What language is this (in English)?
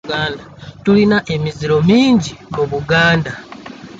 Ganda